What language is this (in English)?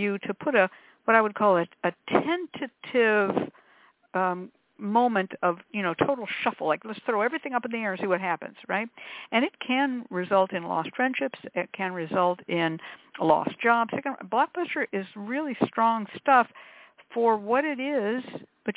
English